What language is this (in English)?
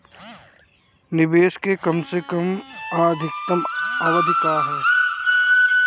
Bhojpuri